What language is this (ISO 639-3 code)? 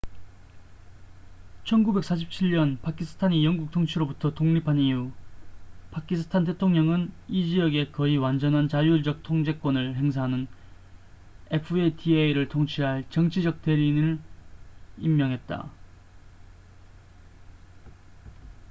kor